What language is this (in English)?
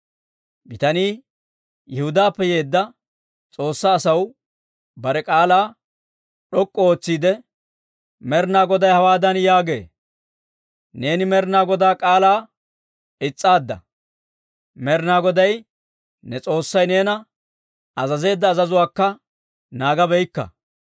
Dawro